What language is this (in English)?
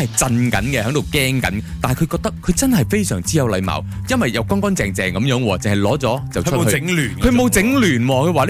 Chinese